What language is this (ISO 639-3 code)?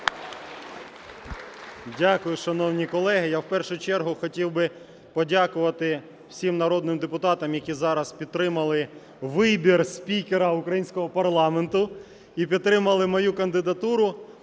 ukr